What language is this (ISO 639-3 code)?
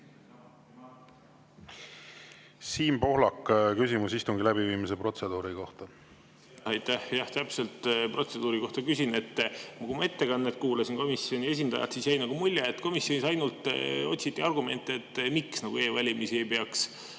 est